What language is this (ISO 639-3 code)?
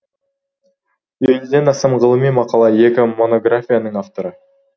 kaz